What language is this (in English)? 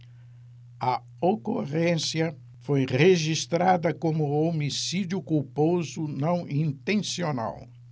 Portuguese